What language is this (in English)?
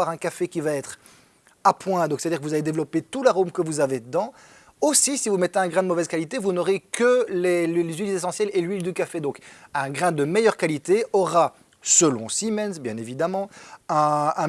French